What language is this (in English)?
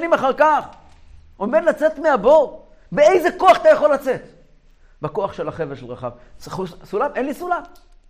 Hebrew